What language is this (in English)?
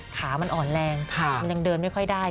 Thai